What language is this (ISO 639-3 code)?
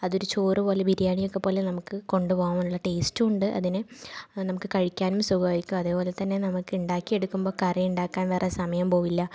mal